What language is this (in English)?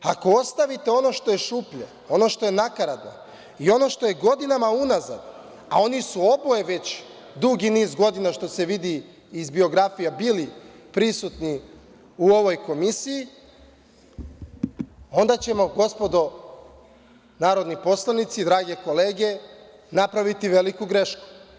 Serbian